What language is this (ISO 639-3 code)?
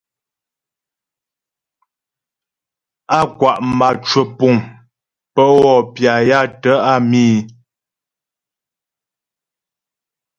bbj